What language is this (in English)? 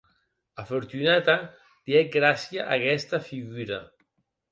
Occitan